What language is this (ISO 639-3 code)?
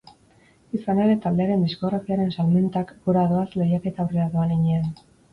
eus